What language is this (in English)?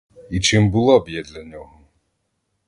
Ukrainian